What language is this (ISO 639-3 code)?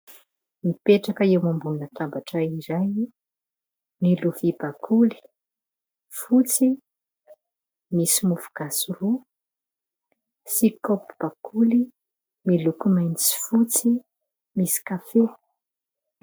mlg